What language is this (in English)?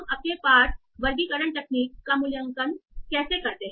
Hindi